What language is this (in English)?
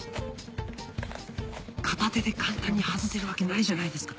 Japanese